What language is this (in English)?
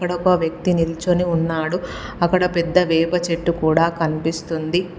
Telugu